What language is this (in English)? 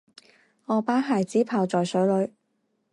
Chinese